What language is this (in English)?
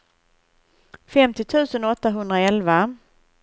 Swedish